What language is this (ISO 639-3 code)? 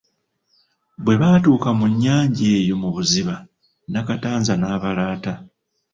lug